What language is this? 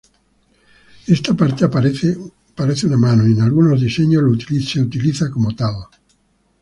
Spanish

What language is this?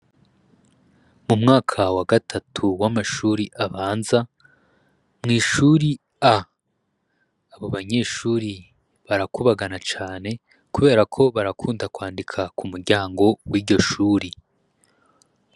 Rundi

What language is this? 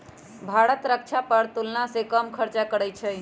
Magahi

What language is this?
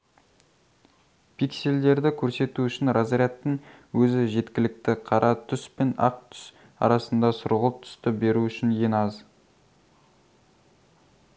Kazakh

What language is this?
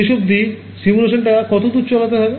Bangla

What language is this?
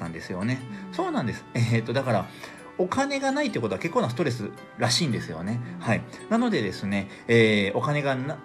Japanese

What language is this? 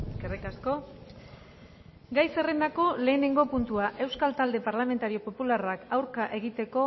Basque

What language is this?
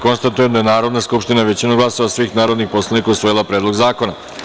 Serbian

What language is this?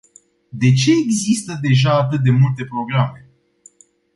Romanian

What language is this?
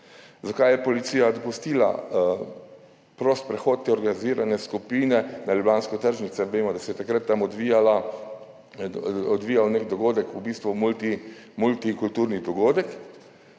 Slovenian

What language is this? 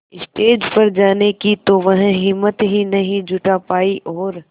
Hindi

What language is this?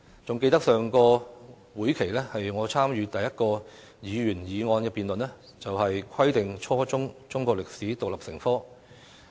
Cantonese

